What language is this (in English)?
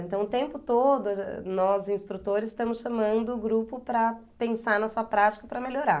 Portuguese